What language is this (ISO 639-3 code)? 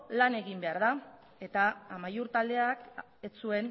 eus